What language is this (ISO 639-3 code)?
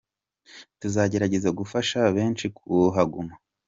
kin